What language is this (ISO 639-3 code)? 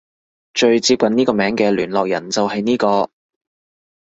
yue